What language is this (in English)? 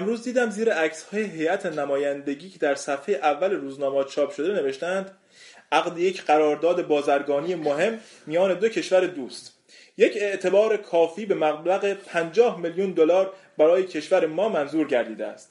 Persian